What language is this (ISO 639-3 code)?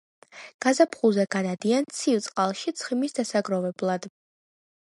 kat